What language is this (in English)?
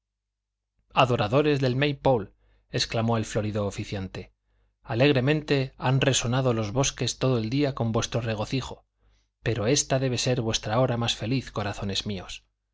Spanish